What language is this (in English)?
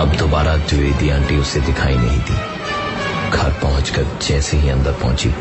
Hindi